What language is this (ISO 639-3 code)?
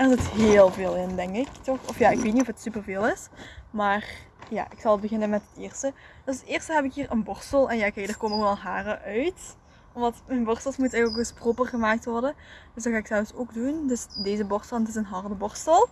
nld